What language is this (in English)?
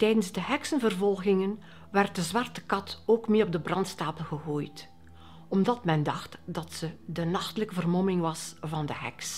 Dutch